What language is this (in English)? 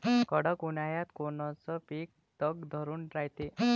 Marathi